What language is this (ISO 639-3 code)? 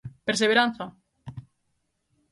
glg